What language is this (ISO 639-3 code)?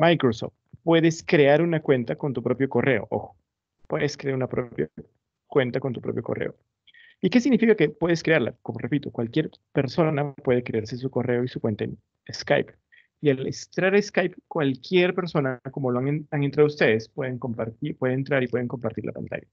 spa